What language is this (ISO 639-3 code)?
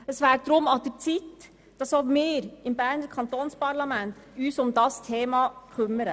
gsw